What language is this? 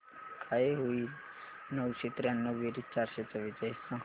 Marathi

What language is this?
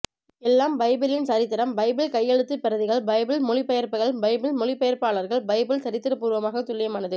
Tamil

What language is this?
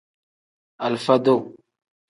Tem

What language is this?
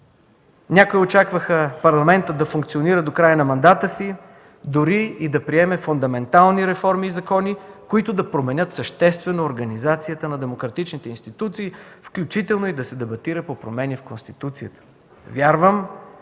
Bulgarian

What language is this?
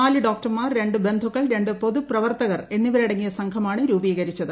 Malayalam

